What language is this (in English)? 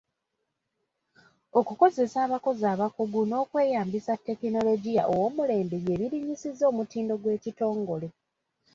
Ganda